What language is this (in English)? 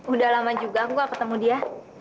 Indonesian